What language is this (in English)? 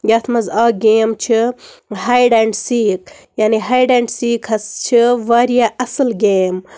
Kashmiri